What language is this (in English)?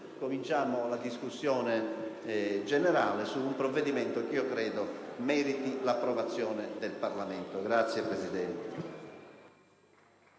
Italian